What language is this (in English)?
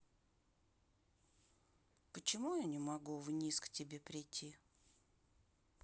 Russian